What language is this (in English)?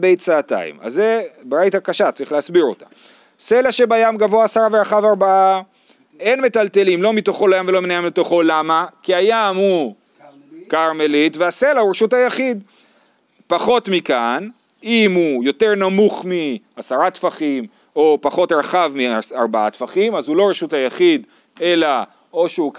Hebrew